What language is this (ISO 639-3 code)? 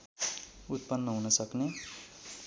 nep